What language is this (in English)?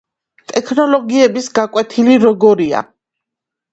Georgian